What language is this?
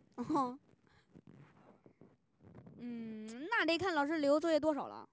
Chinese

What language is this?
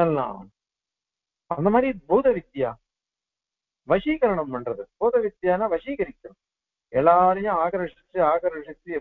Arabic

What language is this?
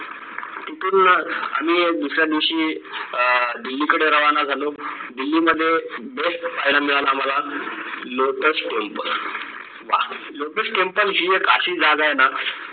Marathi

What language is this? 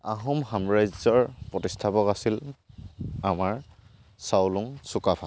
Assamese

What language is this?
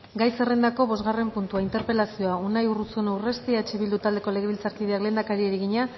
Basque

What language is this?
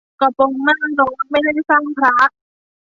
Thai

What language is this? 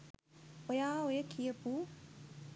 Sinhala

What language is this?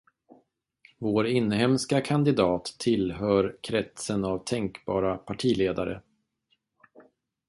Swedish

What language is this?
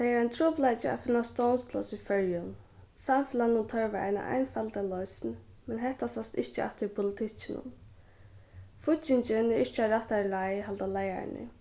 Faroese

